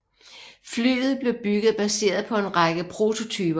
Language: Danish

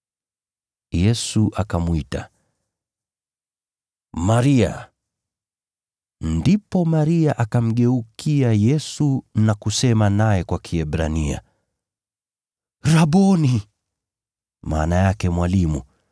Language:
Swahili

